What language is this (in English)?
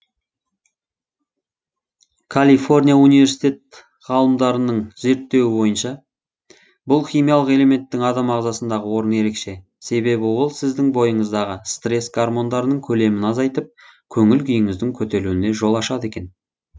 Kazakh